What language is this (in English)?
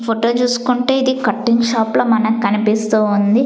Telugu